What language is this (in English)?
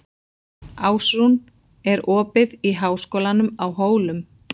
Icelandic